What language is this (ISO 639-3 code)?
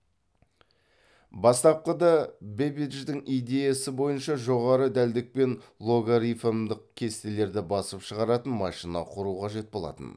kaz